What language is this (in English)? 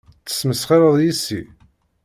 Kabyle